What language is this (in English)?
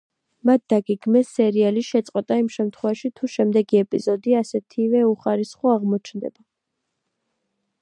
Georgian